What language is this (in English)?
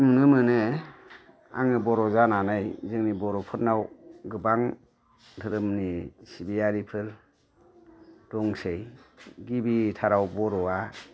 Bodo